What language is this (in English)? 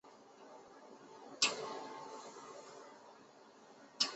Chinese